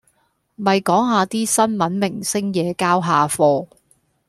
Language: Cantonese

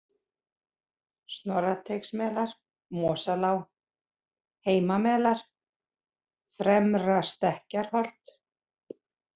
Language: Icelandic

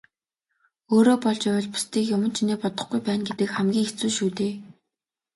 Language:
Mongolian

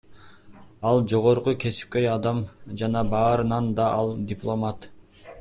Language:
Kyrgyz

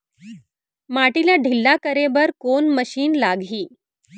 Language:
Chhattisgarhi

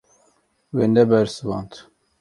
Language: Kurdish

